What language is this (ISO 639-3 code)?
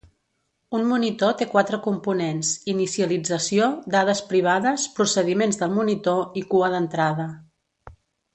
cat